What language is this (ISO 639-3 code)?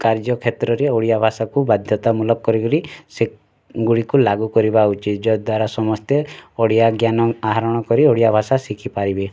ori